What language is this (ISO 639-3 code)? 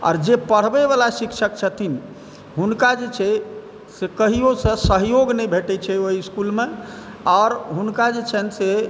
mai